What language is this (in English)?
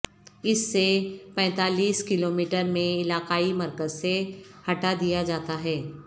Urdu